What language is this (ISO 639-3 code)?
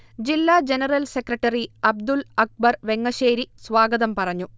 mal